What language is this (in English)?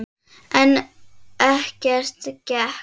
Icelandic